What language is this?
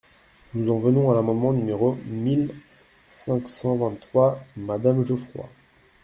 French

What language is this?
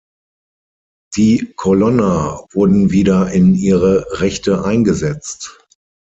German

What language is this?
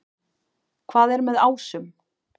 Icelandic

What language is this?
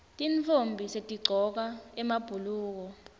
Swati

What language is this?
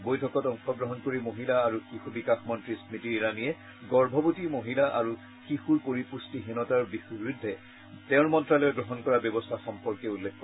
Assamese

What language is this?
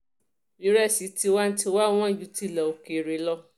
Yoruba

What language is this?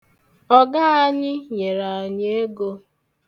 Igbo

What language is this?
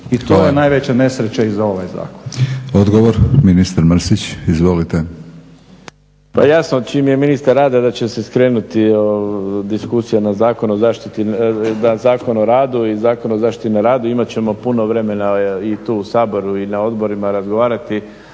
Croatian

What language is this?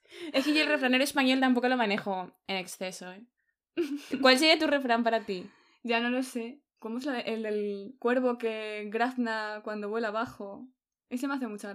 Spanish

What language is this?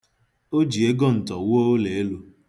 Igbo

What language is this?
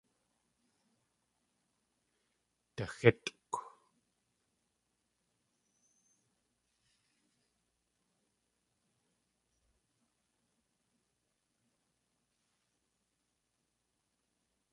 Tlingit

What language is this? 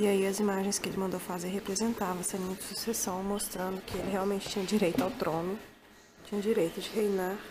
Portuguese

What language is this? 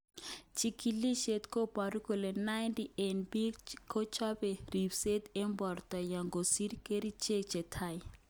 Kalenjin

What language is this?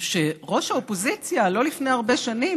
Hebrew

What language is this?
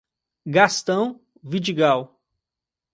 Portuguese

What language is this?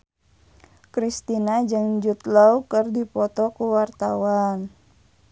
Sundanese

